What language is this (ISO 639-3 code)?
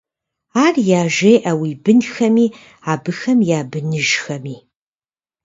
kbd